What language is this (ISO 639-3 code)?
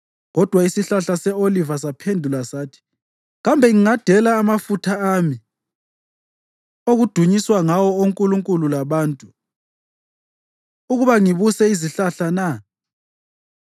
nde